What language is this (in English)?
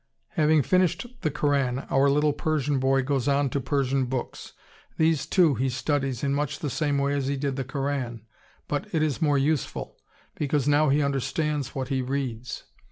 English